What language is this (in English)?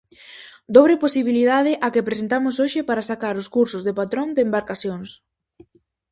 Galician